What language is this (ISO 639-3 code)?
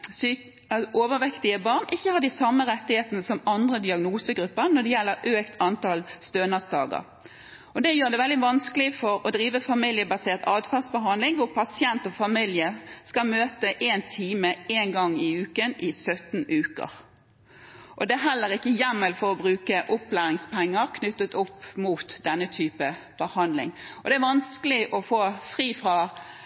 nob